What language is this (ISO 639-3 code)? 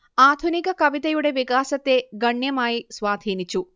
mal